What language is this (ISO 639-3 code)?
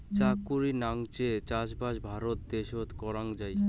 ben